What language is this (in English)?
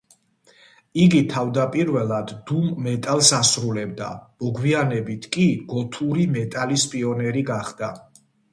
Georgian